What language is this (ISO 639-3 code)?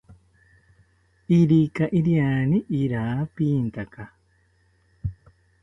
cpy